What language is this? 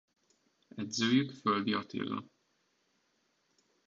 Hungarian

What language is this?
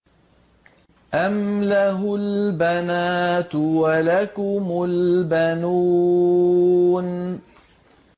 Arabic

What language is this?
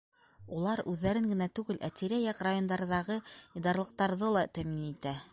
Bashkir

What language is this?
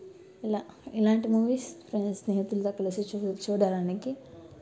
Telugu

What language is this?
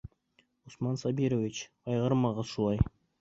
Bashkir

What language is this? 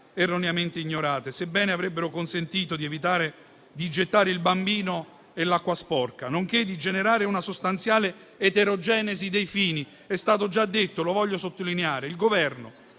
Italian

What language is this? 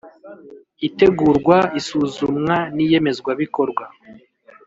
Kinyarwanda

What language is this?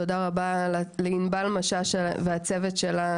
Hebrew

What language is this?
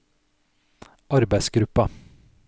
Norwegian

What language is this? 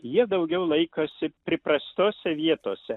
Lithuanian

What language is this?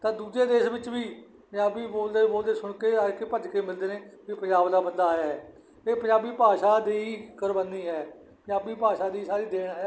Punjabi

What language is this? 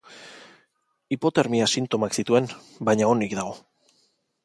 Basque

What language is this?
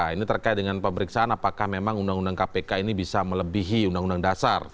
Indonesian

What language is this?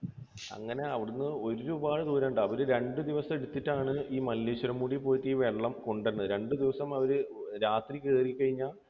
Malayalam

